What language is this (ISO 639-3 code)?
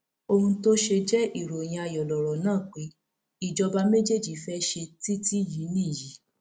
yor